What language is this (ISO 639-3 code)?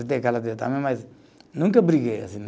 por